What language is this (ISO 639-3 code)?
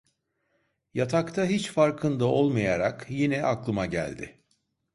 tur